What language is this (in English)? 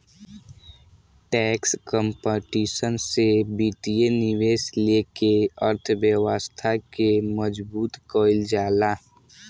Bhojpuri